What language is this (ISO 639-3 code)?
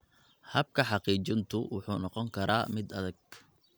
som